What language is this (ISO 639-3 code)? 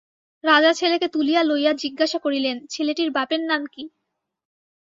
ben